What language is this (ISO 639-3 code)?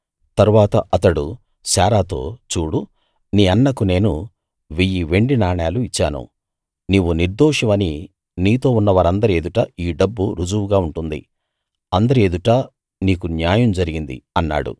tel